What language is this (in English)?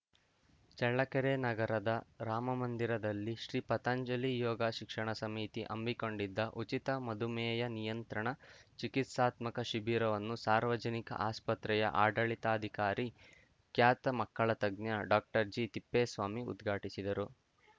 Kannada